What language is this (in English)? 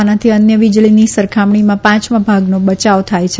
Gujarati